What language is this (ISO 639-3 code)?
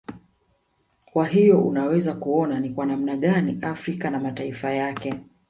swa